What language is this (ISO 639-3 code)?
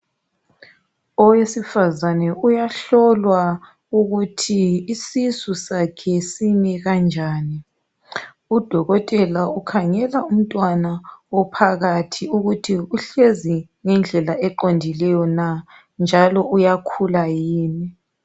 nde